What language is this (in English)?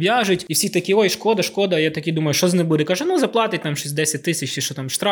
Ukrainian